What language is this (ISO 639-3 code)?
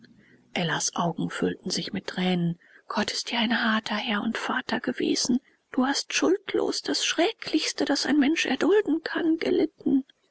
deu